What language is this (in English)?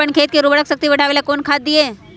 Magahi